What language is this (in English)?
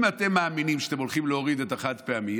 Hebrew